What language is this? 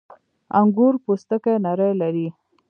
Pashto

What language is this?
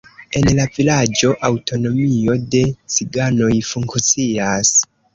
Esperanto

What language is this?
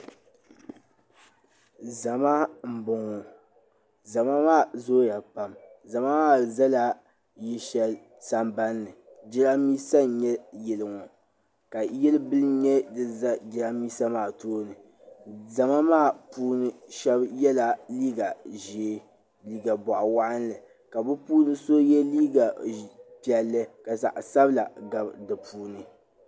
Dagbani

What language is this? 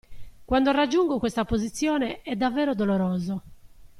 Italian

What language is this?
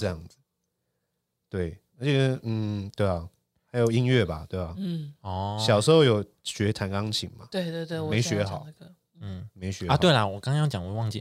Chinese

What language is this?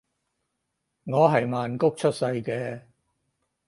Cantonese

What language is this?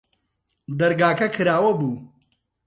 Central Kurdish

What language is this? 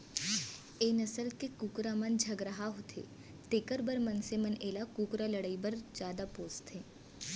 Chhattisgarhi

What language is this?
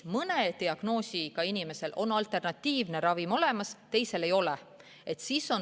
Estonian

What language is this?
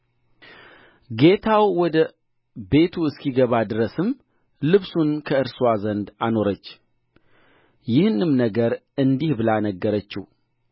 Amharic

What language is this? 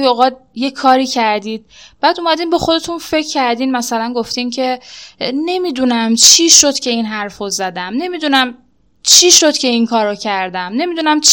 Persian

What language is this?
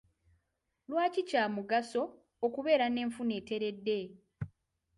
Ganda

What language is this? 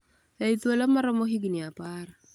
Luo (Kenya and Tanzania)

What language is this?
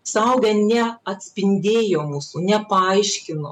Lithuanian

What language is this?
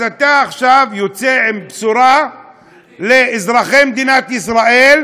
Hebrew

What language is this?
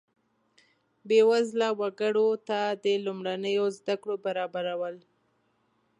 Pashto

